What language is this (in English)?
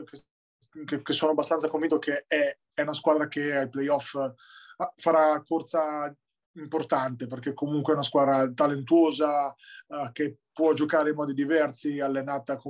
Italian